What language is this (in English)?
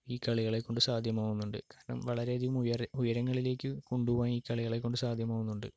Malayalam